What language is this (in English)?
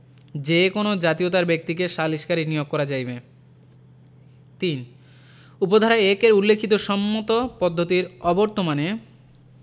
Bangla